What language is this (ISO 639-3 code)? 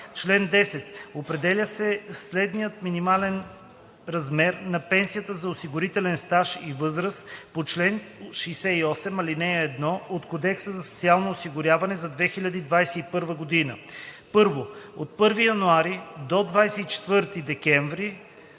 bul